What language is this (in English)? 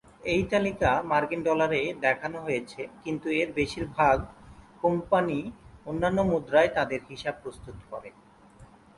Bangla